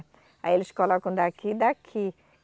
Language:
Portuguese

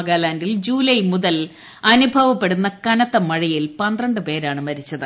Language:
Malayalam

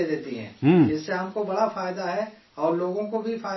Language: Urdu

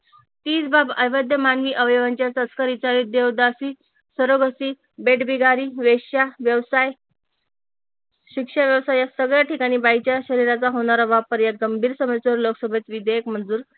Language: Marathi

